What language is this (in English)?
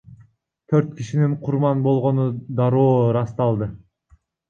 Kyrgyz